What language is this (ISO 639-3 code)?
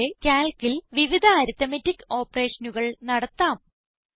mal